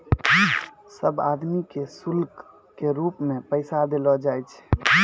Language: Maithili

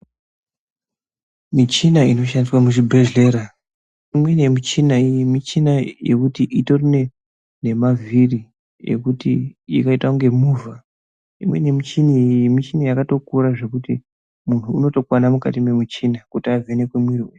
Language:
Ndau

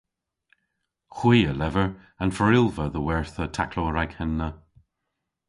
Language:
Cornish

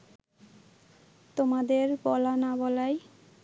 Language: Bangla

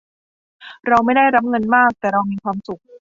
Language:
Thai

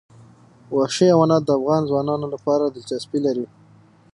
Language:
Pashto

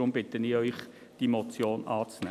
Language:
Swiss German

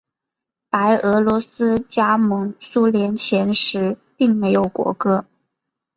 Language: Chinese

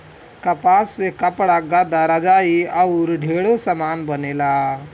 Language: Bhojpuri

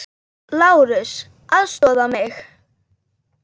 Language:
Icelandic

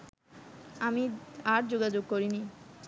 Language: Bangla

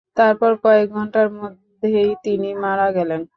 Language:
Bangla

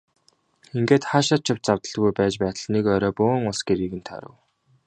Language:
Mongolian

